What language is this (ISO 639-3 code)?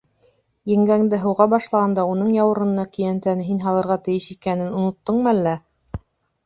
bak